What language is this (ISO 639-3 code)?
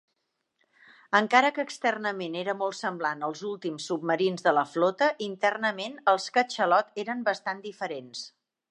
cat